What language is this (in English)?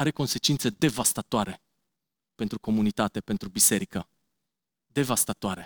Romanian